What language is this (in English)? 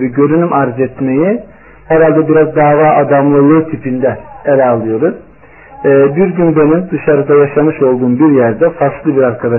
Turkish